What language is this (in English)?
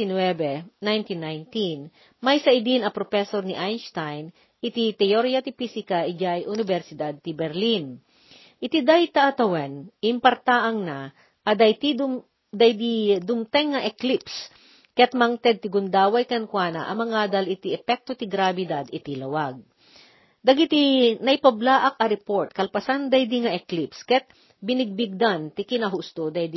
Filipino